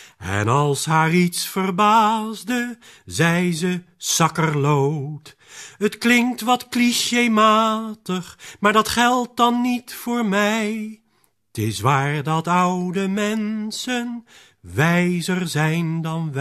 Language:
Dutch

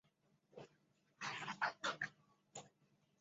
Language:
Chinese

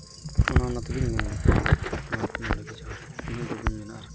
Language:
Santali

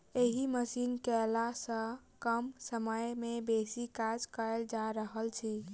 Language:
Maithili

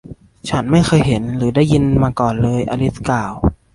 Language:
Thai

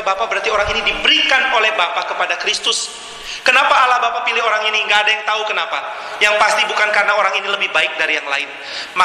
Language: Indonesian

